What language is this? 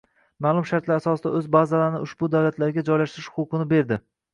Uzbek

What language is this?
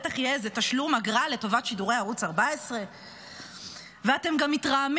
Hebrew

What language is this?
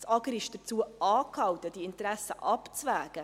Swiss German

